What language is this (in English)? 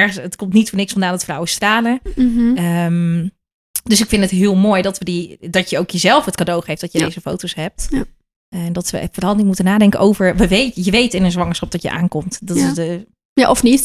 Dutch